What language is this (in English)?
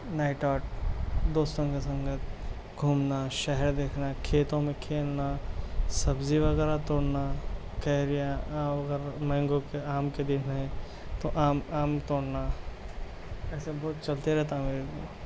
Urdu